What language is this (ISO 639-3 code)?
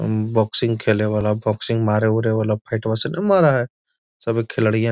mag